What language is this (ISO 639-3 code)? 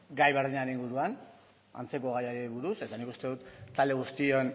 eus